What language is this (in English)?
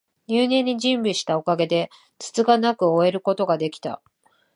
Japanese